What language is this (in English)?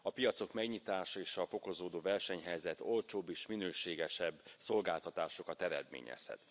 Hungarian